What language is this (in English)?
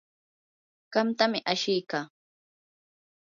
Yanahuanca Pasco Quechua